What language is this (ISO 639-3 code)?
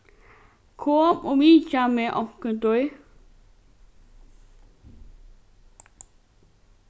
fao